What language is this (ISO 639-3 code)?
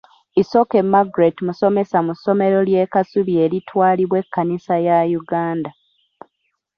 lug